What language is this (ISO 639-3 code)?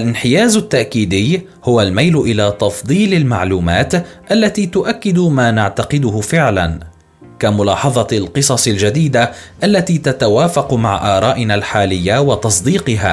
ara